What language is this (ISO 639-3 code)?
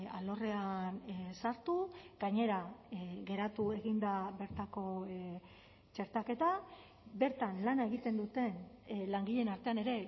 eus